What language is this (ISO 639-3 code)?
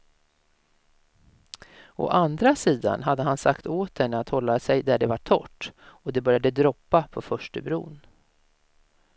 swe